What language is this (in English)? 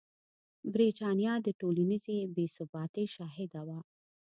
Pashto